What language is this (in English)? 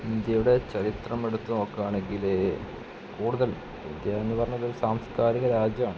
Malayalam